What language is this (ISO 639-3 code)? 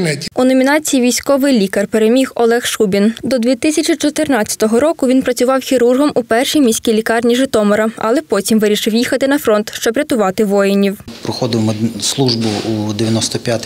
ukr